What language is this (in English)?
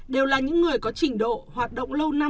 Vietnamese